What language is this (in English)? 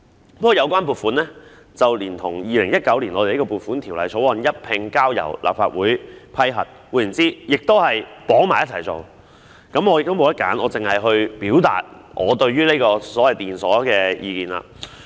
Cantonese